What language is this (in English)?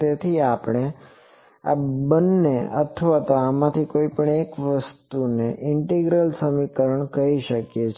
Gujarati